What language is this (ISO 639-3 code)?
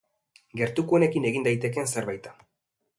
eus